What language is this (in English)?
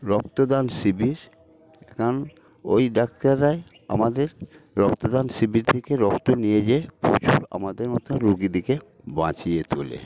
Bangla